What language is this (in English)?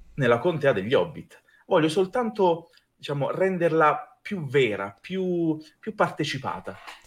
Italian